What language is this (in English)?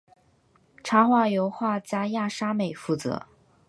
Chinese